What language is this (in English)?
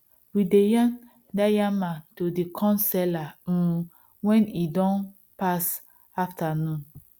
Nigerian Pidgin